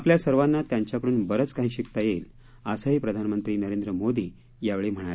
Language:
Marathi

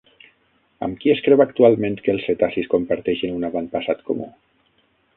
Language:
Catalan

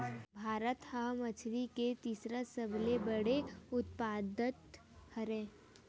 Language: Chhattisgarhi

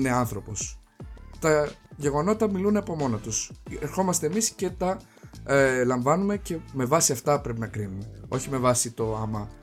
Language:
Greek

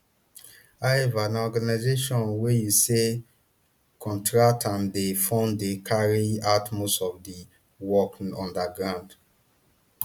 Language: Nigerian Pidgin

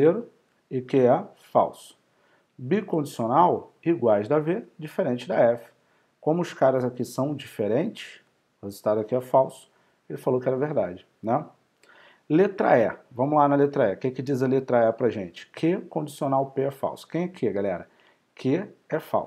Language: Portuguese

